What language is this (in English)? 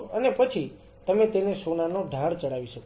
Gujarati